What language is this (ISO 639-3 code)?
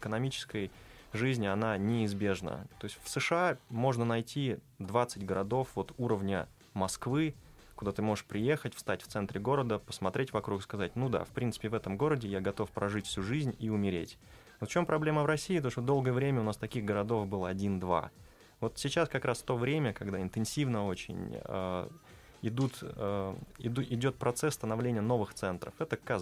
rus